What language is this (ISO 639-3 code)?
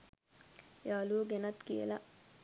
sin